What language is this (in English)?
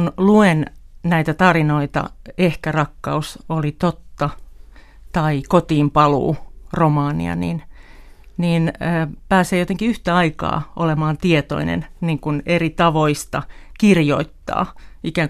Finnish